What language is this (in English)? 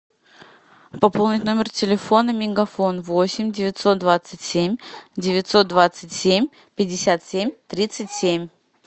Russian